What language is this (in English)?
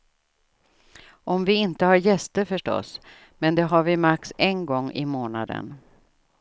Swedish